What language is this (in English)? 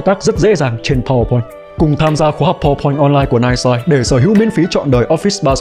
Vietnamese